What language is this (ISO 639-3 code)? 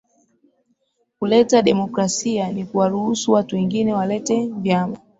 swa